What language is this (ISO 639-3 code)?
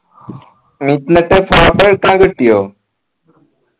mal